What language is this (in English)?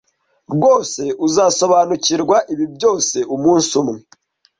Kinyarwanda